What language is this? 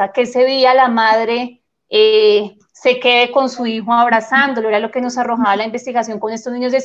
Spanish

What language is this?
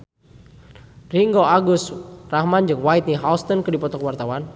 Sundanese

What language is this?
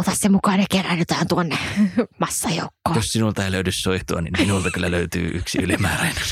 Finnish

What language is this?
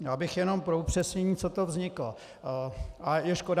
Czech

